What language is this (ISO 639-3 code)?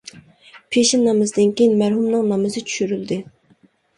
uig